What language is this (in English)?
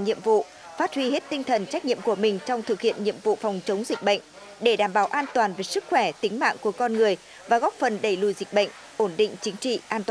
Vietnamese